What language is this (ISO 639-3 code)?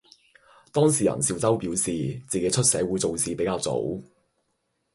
yue